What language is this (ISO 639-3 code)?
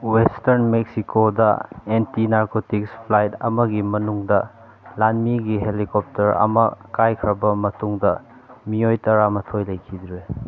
mni